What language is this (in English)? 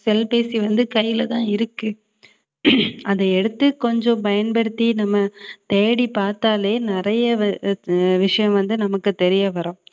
Tamil